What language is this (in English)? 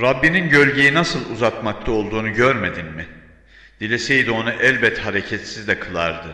Turkish